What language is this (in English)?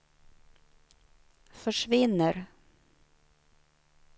Swedish